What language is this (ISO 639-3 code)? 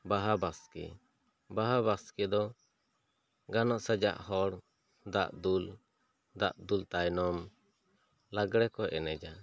sat